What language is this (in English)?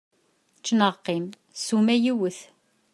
Kabyle